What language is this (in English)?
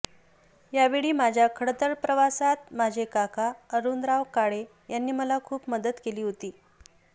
Marathi